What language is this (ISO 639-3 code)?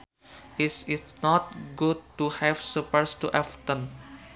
sun